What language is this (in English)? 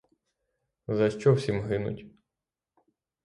Ukrainian